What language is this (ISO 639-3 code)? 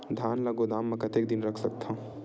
hne